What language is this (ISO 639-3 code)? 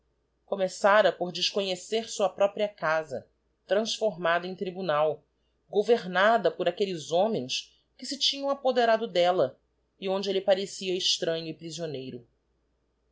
por